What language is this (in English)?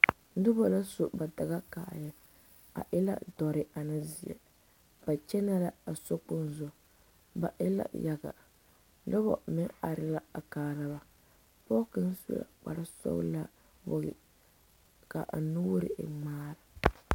Southern Dagaare